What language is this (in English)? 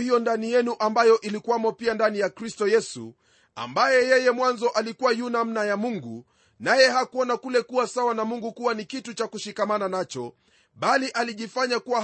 Swahili